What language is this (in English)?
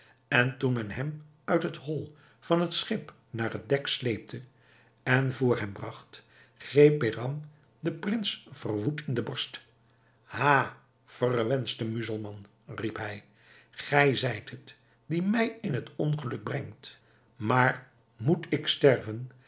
Dutch